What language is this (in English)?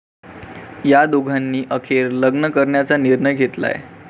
Marathi